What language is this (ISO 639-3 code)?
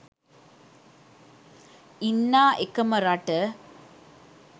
sin